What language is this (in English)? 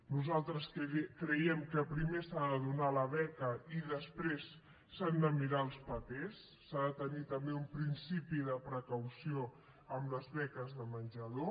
Catalan